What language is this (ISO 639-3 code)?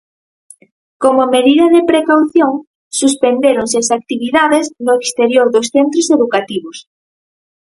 glg